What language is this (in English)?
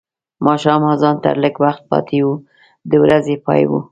Pashto